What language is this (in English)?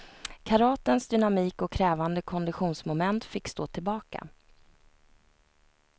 Swedish